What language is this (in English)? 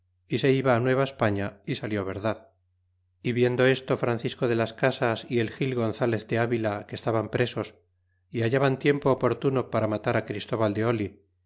Spanish